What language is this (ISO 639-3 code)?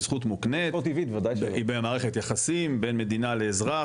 heb